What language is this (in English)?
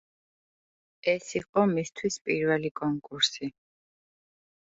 Georgian